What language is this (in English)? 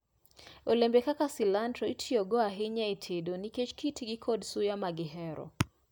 Luo (Kenya and Tanzania)